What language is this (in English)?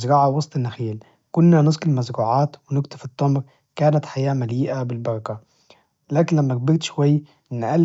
Najdi Arabic